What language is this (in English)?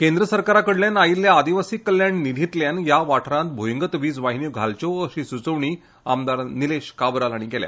Konkani